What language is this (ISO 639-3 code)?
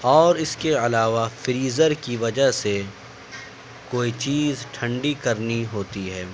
urd